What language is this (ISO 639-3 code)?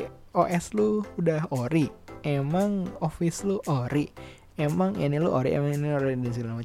ind